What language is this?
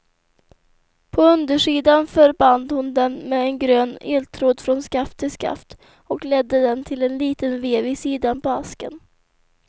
Swedish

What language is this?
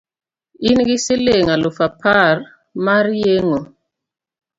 Luo (Kenya and Tanzania)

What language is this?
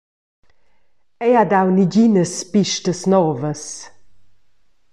Romansh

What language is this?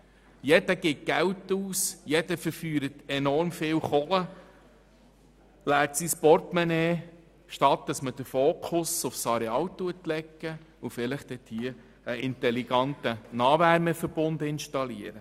Swiss German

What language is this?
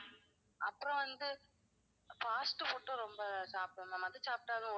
Tamil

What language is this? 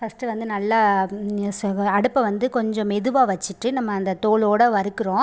Tamil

